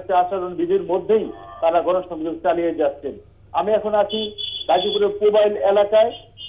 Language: English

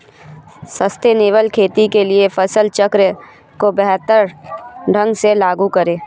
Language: Hindi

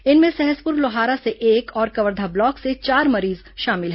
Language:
Hindi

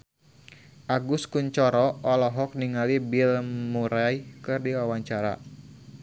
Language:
Sundanese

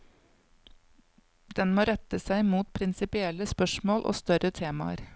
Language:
Norwegian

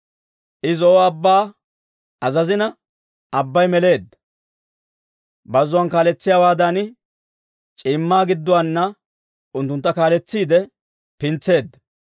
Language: Dawro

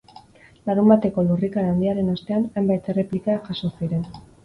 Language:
Basque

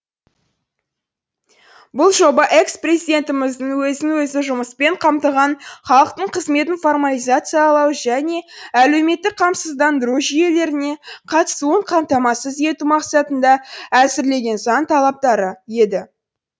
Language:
Kazakh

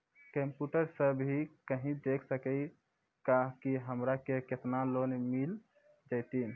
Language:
Maithili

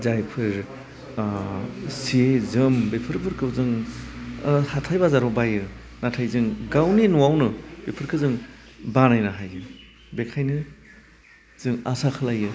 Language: Bodo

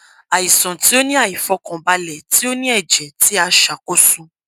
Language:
Yoruba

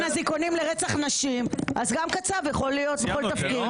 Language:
Hebrew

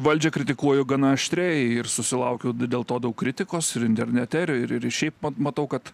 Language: Lithuanian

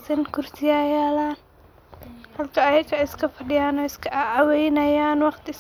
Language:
Somali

